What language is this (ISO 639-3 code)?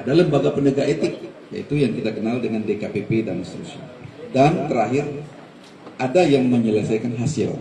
ind